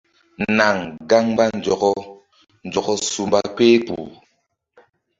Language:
Mbum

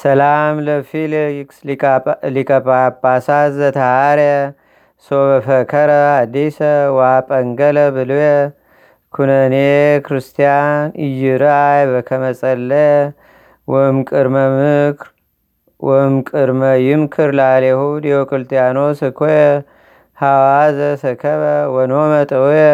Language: Amharic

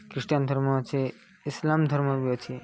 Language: Odia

